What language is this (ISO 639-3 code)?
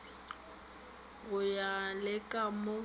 nso